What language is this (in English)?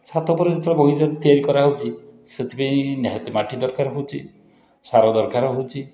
Odia